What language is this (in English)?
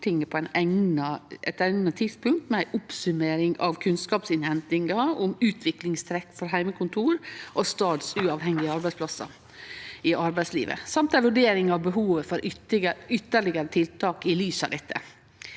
Norwegian